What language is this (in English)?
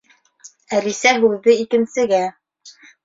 Bashkir